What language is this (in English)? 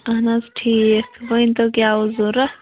Kashmiri